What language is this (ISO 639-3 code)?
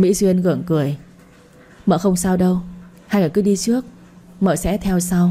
vie